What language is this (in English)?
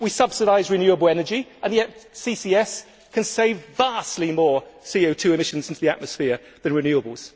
English